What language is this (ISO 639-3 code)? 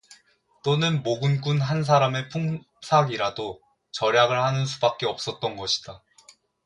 kor